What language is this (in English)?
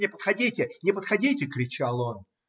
Russian